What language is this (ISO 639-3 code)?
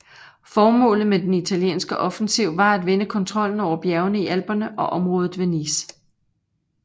dan